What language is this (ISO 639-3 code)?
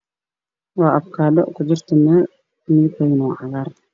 som